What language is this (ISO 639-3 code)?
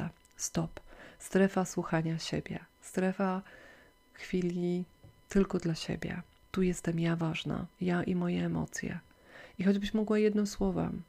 pol